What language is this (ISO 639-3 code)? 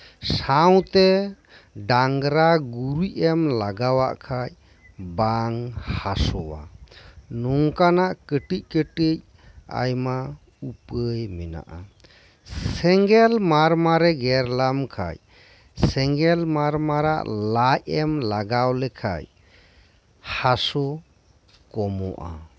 sat